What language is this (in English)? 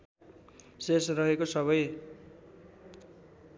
Nepali